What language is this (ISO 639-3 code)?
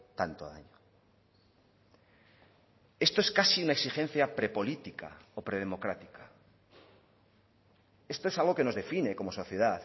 spa